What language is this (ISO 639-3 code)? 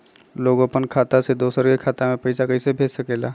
mag